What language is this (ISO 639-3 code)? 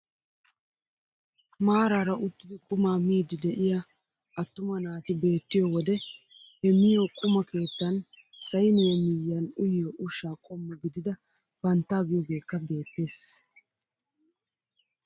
wal